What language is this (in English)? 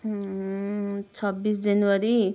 Nepali